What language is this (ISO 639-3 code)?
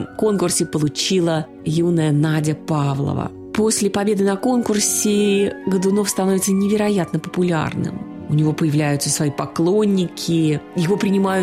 rus